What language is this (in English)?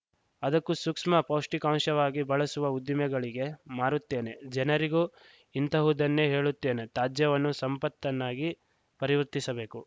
Kannada